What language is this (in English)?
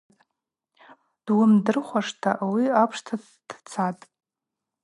Abaza